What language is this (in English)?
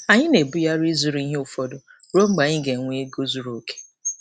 Igbo